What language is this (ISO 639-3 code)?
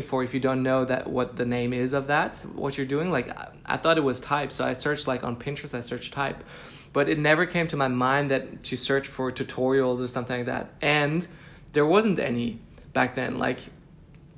eng